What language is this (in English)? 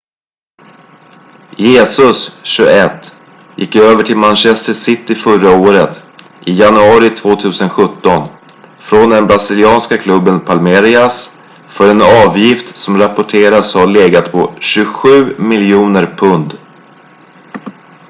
Swedish